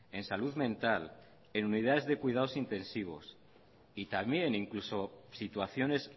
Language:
Spanish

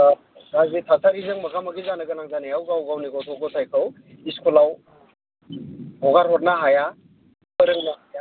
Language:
Bodo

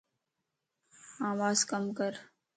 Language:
Lasi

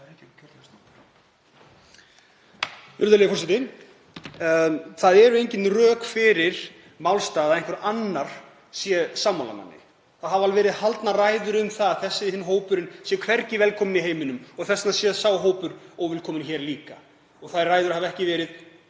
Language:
Icelandic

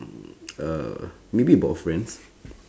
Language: English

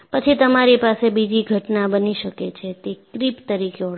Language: Gujarati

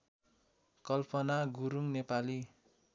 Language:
Nepali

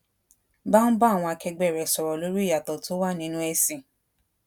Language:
Yoruba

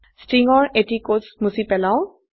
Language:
Assamese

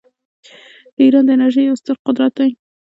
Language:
Pashto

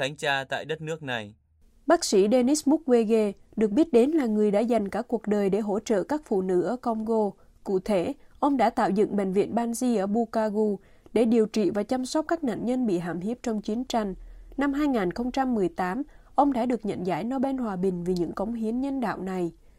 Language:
Vietnamese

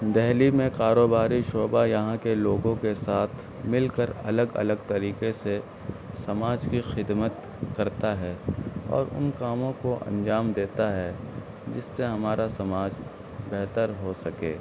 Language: Urdu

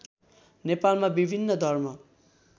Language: Nepali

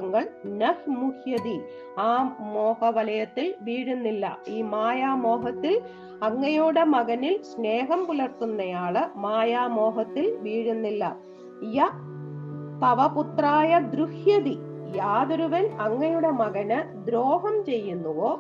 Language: Malayalam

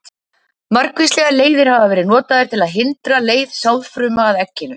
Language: Icelandic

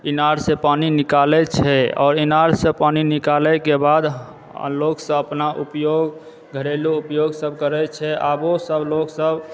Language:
Maithili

